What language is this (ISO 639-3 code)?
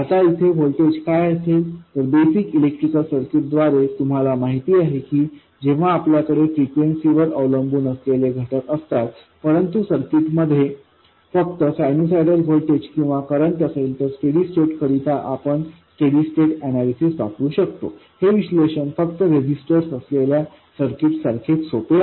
mar